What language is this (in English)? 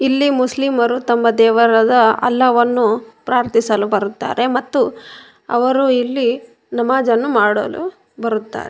Kannada